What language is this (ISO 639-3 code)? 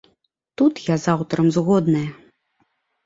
bel